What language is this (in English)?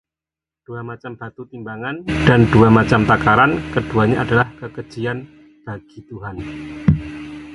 Indonesian